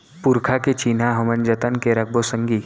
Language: Chhattisgarhi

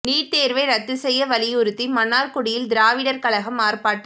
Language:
Tamil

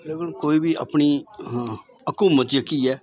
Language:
Dogri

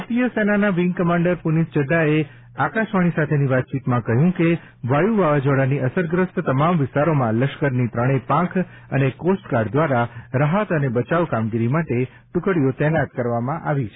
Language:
Gujarati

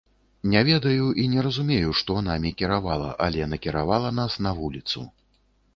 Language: Belarusian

